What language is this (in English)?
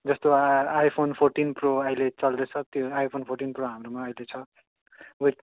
Nepali